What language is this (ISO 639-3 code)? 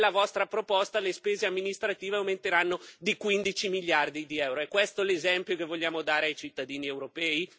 ita